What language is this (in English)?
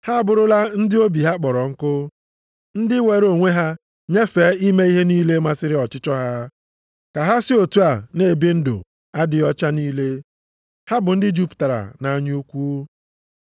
Igbo